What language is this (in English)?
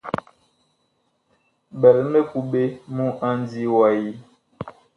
Bakoko